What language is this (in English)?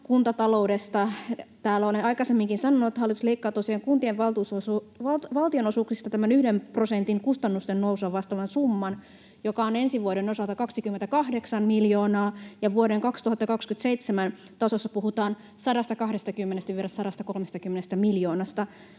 Finnish